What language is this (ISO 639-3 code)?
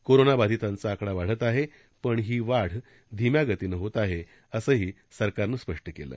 mar